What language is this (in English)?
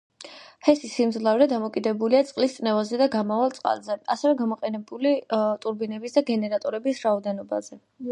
Georgian